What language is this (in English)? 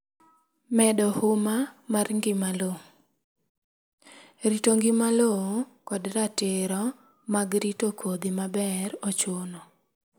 Luo (Kenya and Tanzania)